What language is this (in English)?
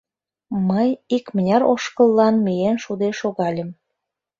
Mari